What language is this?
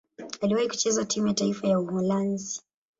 Swahili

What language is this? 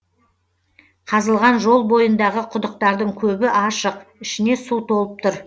Kazakh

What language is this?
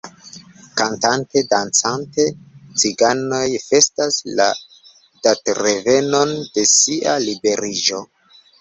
Esperanto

